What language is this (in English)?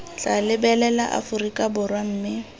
Tswana